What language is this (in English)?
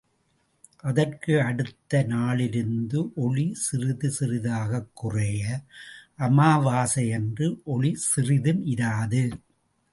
Tamil